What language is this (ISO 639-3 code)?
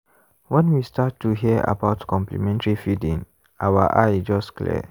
pcm